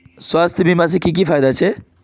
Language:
Magahi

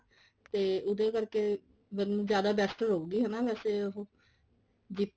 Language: Punjabi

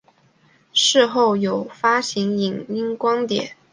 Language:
Chinese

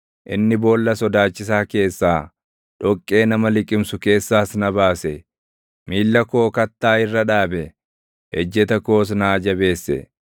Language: Oromo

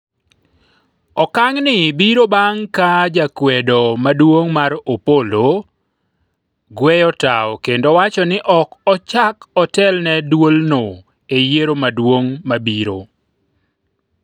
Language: Luo (Kenya and Tanzania)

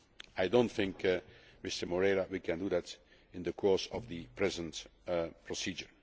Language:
English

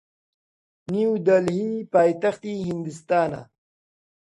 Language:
Central Kurdish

